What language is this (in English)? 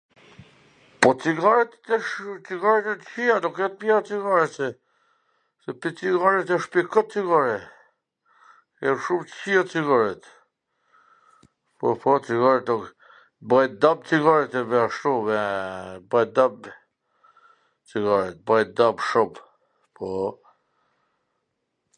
Gheg Albanian